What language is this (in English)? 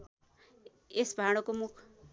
Nepali